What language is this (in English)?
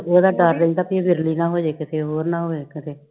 Punjabi